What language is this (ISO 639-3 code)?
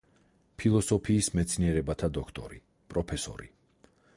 kat